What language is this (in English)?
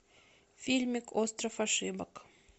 Russian